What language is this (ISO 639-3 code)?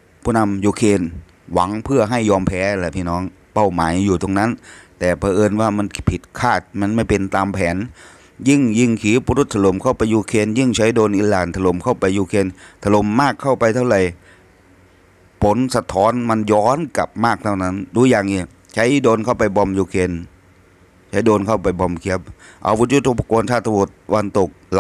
tha